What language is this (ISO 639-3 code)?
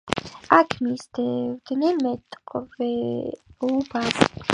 kat